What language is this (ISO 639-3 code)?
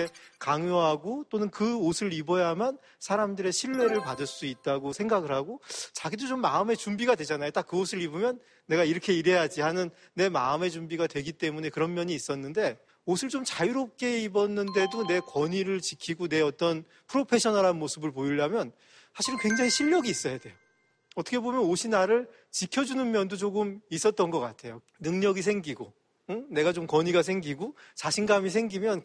kor